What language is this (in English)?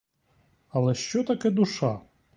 Ukrainian